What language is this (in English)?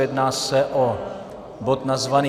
Czech